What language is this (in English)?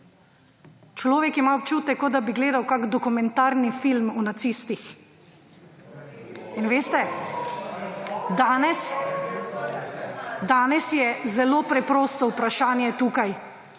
Slovenian